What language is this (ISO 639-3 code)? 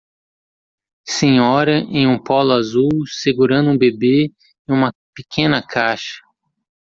por